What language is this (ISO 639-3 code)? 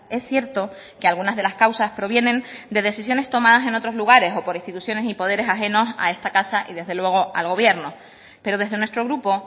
spa